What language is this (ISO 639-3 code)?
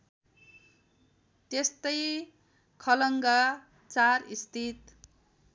nep